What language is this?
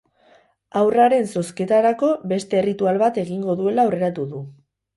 Basque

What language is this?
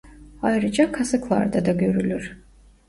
Turkish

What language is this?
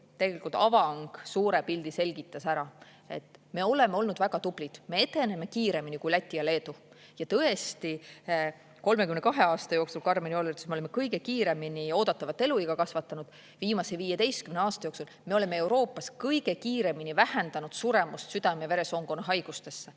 Estonian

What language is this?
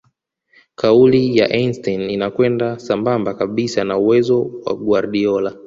Swahili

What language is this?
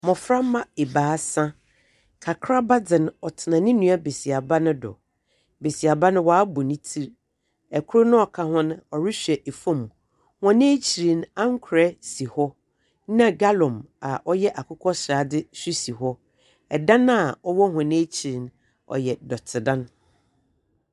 Akan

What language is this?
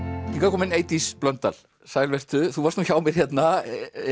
Icelandic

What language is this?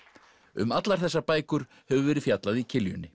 Icelandic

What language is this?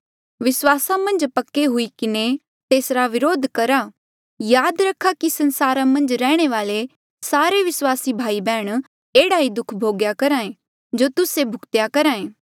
Mandeali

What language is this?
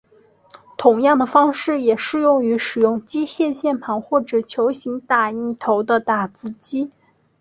Chinese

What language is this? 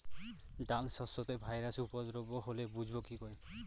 Bangla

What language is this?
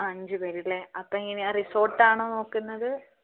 Malayalam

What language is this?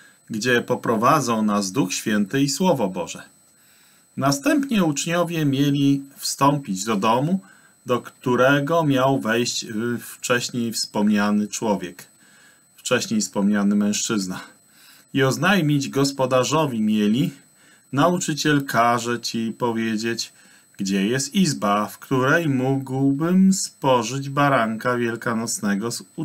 Polish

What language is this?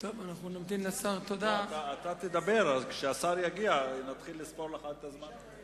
Hebrew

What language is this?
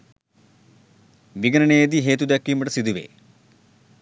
Sinhala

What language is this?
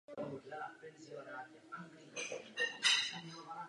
Czech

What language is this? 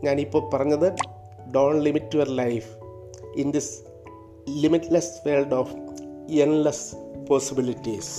Malayalam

